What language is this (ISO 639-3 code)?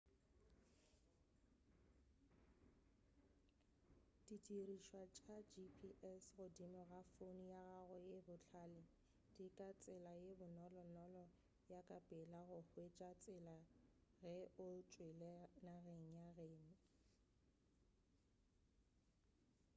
nso